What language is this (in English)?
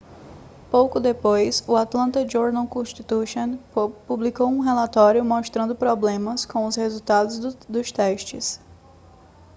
Portuguese